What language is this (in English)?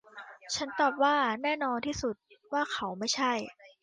Thai